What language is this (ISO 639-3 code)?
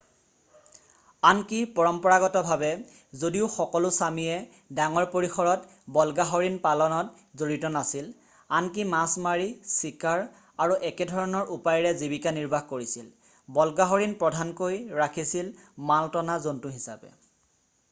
asm